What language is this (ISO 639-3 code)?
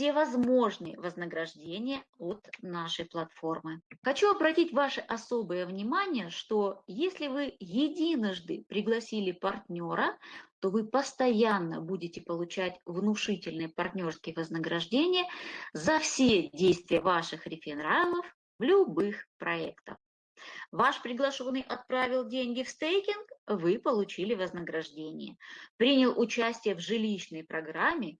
rus